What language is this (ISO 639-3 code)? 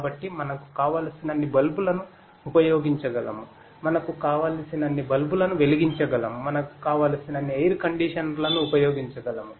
tel